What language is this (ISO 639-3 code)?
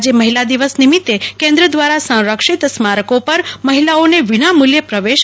guj